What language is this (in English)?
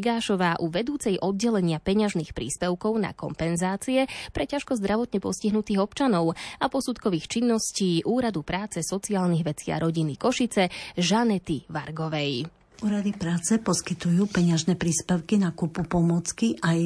Slovak